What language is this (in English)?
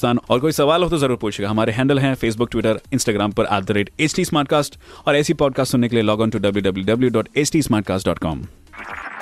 Hindi